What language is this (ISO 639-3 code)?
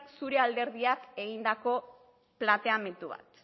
eus